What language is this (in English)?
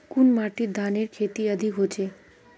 Magahi